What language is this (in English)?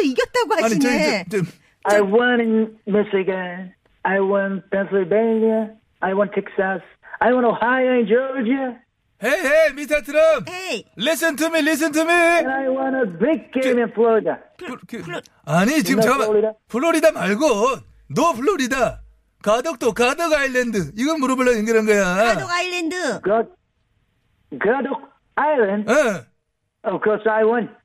Korean